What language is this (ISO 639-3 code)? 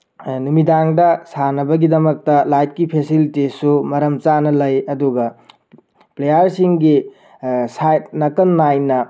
mni